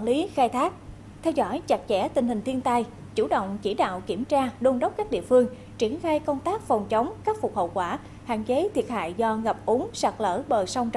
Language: Vietnamese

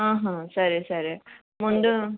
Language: Telugu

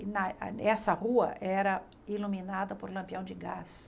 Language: Portuguese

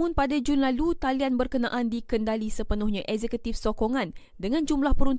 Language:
Malay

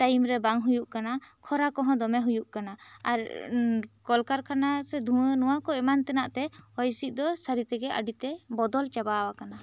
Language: Santali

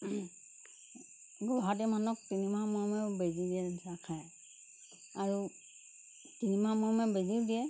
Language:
Assamese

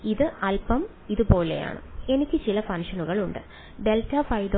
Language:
Malayalam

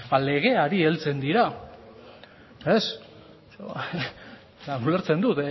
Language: Basque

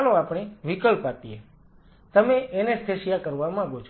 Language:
Gujarati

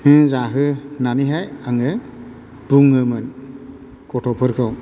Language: Bodo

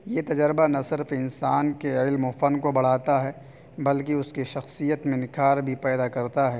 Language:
Urdu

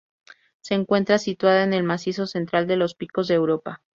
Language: Spanish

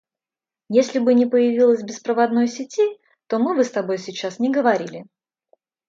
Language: Russian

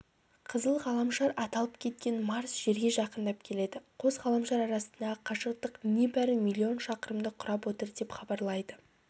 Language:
Kazakh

